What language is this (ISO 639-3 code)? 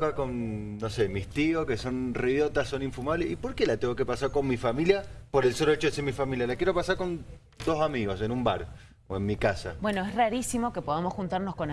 spa